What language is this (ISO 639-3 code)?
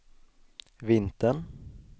swe